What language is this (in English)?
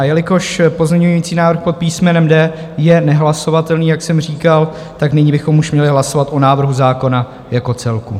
Czech